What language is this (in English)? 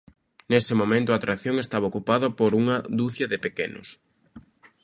Galician